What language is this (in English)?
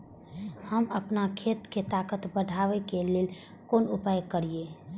Maithili